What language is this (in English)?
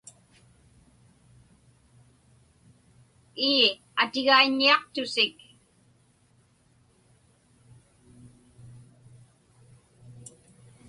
Inupiaq